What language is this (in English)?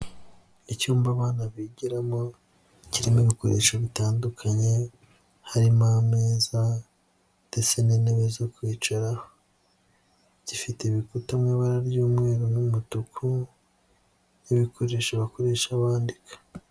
Kinyarwanda